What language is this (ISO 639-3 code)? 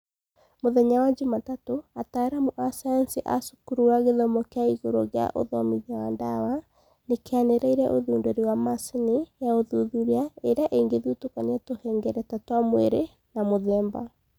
kik